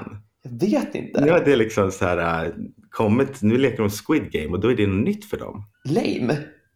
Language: Swedish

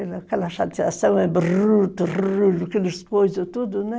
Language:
Portuguese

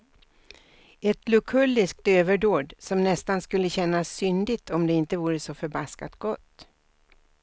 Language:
Swedish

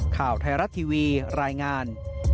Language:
Thai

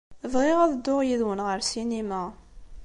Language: Kabyle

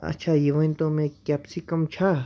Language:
Kashmiri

